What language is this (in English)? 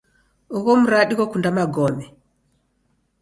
Taita